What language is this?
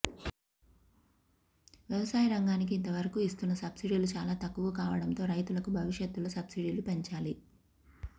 Telugu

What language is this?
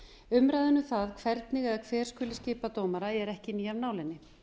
Icelandic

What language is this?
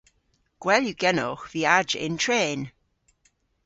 Cornish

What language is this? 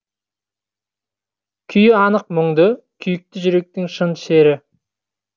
Kazakh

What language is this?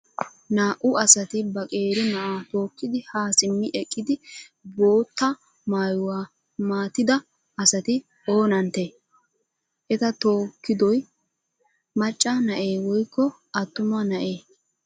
Wolaytta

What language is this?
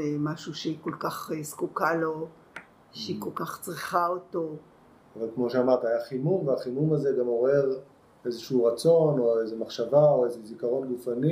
Hebrew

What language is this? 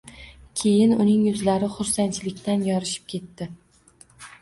Uzbek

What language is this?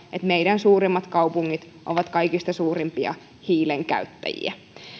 Finnish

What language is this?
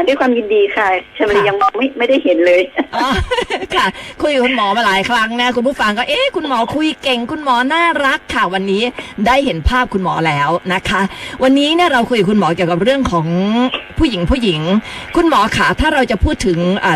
Thai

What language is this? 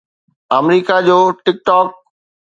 Sindhi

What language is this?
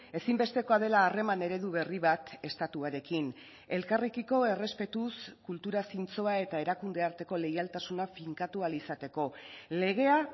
Basque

